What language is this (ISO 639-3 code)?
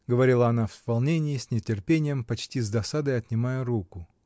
rus